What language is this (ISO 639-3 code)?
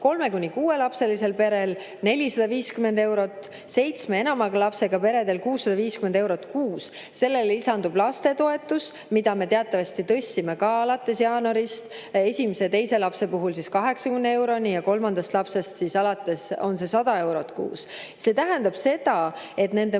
est